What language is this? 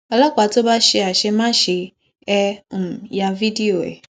Yoruba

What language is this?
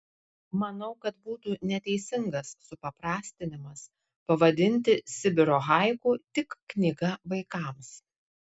Lithuanian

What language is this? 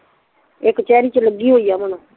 Punjabi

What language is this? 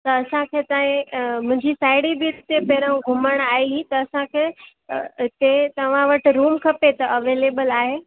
Sindhi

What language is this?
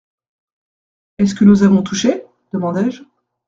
French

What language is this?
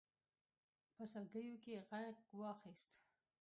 Pashto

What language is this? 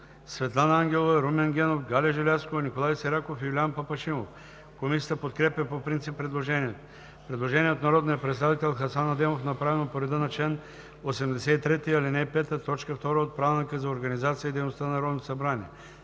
Bulgarian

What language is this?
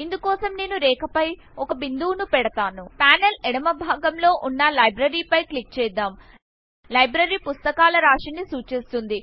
Telugu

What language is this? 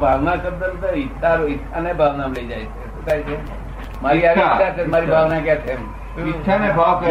Gujarati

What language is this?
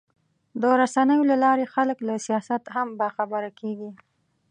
Pashto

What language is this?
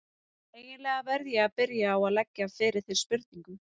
Icelandic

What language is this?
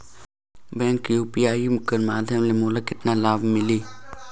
Chhattisgarhi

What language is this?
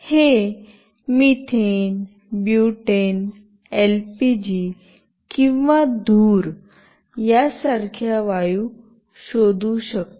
Marathi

